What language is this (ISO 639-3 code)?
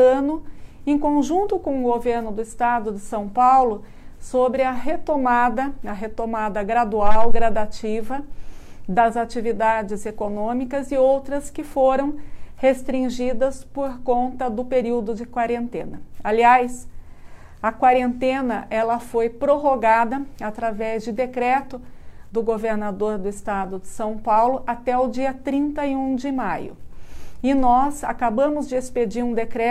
por